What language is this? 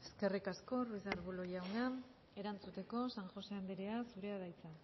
Basque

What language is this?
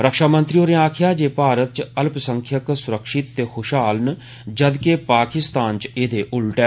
Dogri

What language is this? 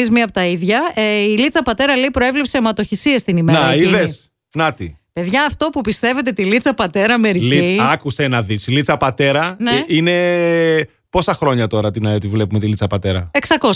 Greek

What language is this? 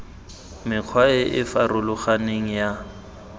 Tswana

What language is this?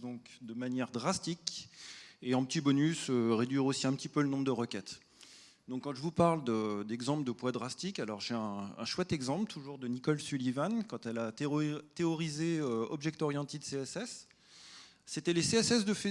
French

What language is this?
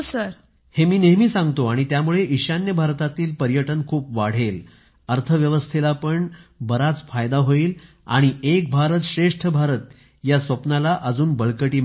Marathi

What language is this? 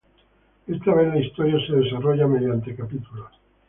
Spanish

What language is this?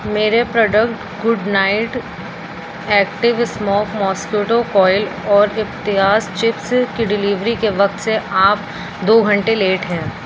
Urdu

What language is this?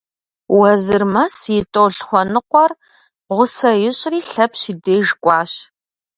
Kabardian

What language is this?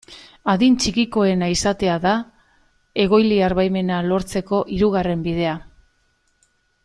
Basque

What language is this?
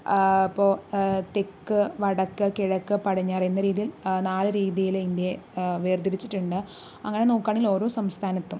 Malayalam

